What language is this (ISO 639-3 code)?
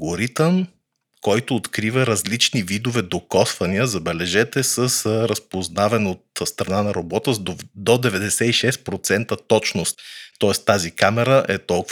bul